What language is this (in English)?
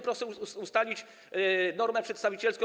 Polish